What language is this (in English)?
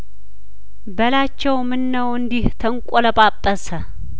Amharic